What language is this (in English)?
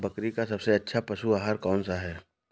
Hindi